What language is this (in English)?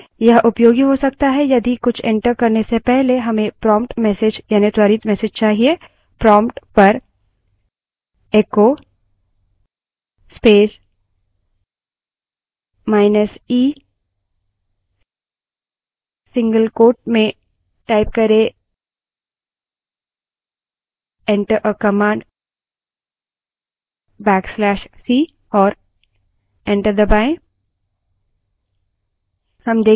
Hindi